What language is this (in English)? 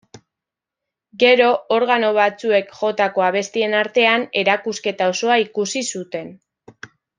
Basque